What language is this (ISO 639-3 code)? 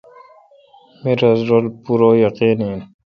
xka